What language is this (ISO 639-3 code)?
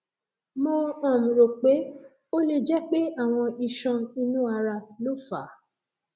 yor